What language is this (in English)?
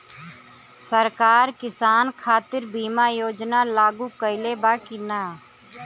Bhojpuri